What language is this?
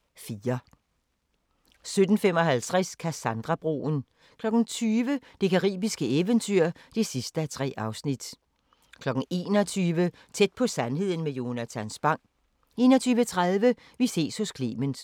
Danish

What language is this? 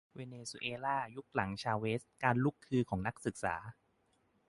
Thai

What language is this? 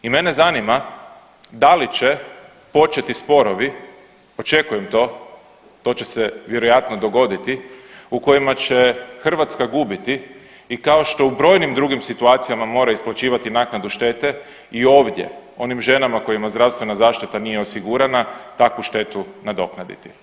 Croatian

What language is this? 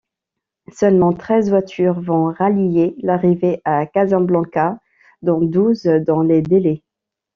French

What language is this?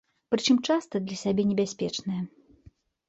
Belarusian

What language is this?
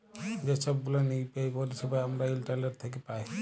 Bangla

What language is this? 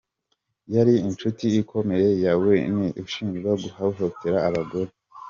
Kinyarwanda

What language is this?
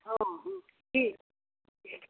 Maithili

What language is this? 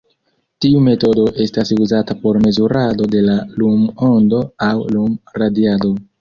Esperanto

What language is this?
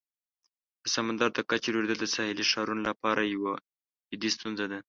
Pashto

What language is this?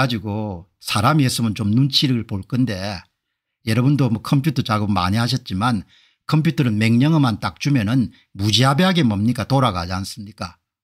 Korean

